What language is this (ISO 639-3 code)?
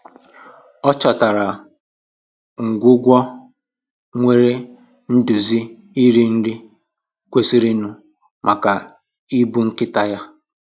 ibo